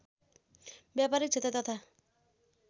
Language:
Nepali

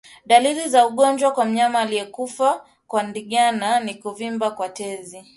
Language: Swahili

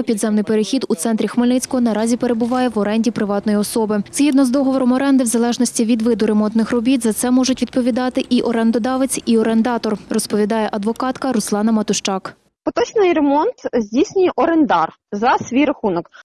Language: Ukrainian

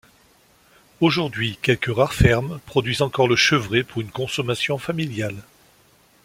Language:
French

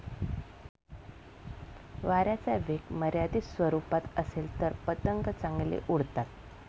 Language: Marathi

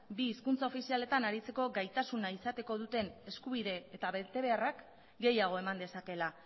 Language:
Basque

